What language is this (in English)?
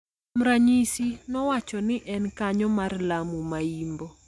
Luo (Kenya and Tanzania)